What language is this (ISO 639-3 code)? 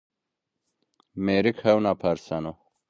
zza